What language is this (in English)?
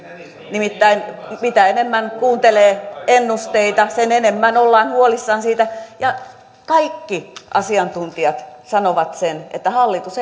Finnish